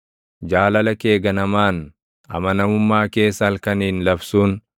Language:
Oromo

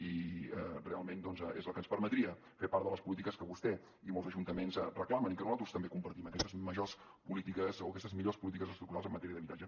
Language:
Catalan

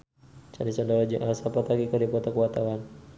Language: Sundanese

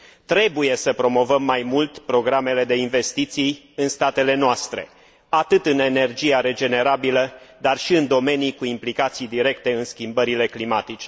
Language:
Romanian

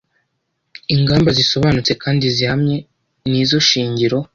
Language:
Kinyarwanda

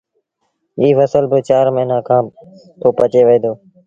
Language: Sindhi Bhil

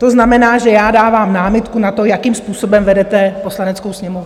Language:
Czech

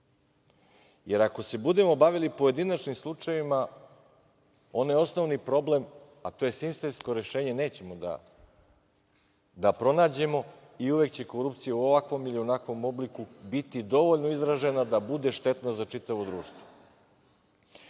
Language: Serbian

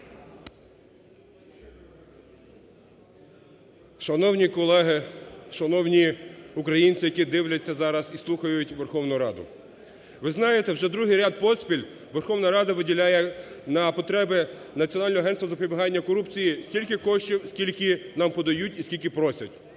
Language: Ukrainian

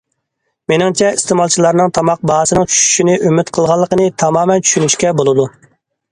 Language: Uyghur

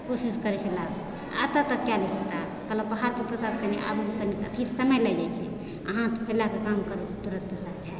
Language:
Maithili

